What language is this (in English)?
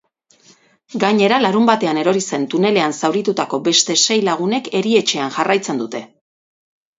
Basque